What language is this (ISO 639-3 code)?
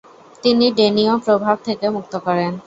ben